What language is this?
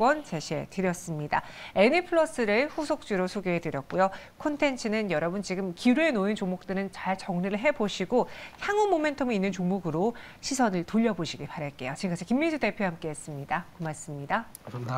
Korean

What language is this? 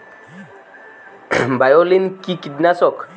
Bangla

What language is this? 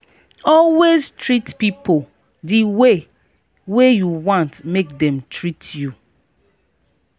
Nigerian Pidgin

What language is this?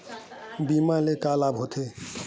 Chhattisgarhi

